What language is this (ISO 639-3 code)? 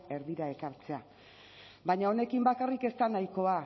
eus